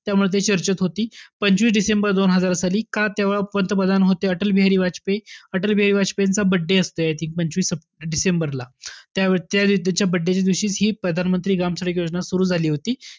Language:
Marathi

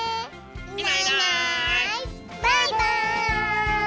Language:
Japanese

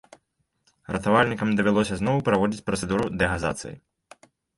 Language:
Belarusian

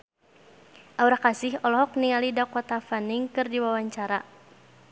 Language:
Sundanese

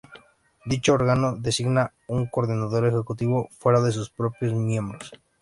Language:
Spanish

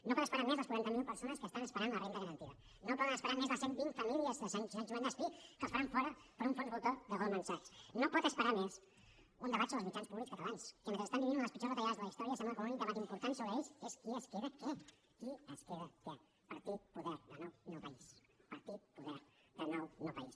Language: Catalan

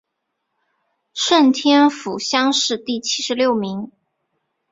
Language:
Chinese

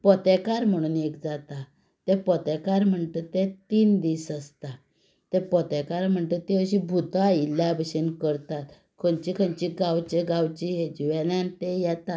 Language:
Konkani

